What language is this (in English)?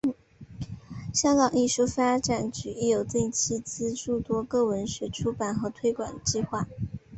Chinese